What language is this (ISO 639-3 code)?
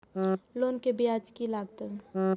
mai